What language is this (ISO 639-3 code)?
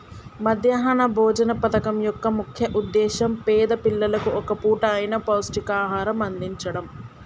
tel